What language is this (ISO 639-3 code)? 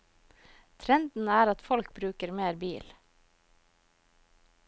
nor